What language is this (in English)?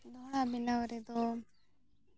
Santali